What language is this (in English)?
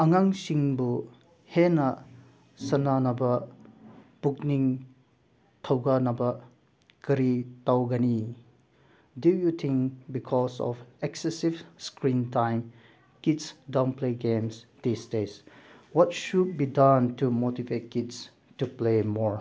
Manipuri